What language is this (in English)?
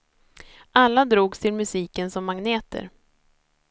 Swedish